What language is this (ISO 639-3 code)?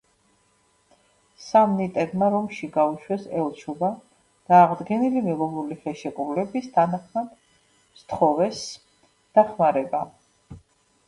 kat